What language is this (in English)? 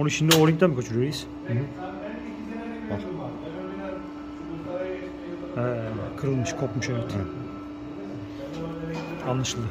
Turkish